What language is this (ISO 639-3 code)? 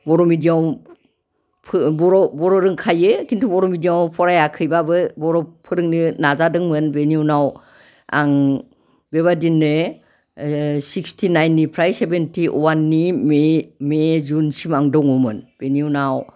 brx